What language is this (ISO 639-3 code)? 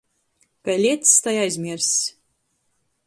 ltg